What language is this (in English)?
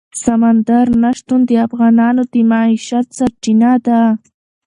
Pashto